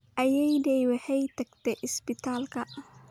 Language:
Somali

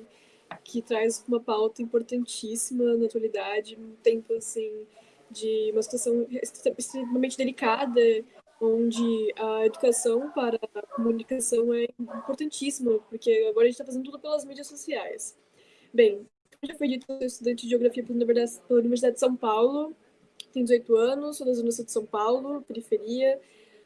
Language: Portuguese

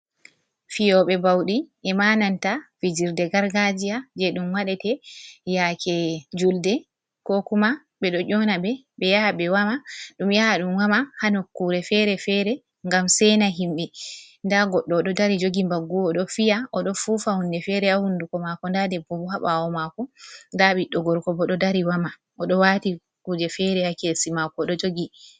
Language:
Fula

